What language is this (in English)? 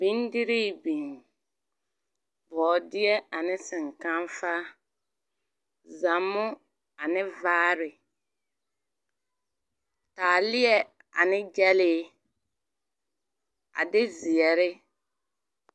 Southern Dagaare